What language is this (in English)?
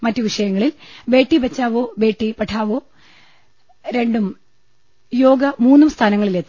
Malayalam